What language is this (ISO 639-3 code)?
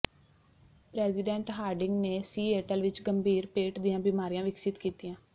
pan